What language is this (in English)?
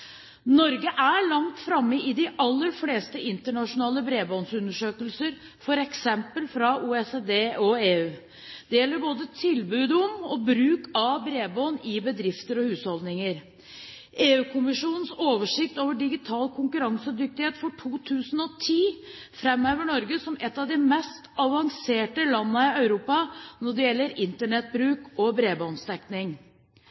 Norwegian Bokmål